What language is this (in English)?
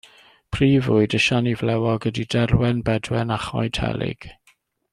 Welsh